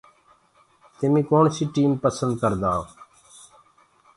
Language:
Gurgula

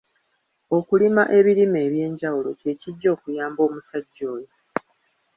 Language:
Ganda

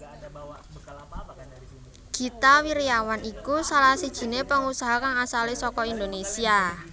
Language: Javanese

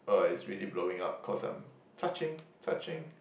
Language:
English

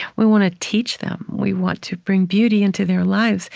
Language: English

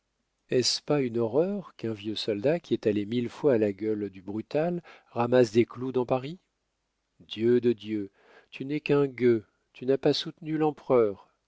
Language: French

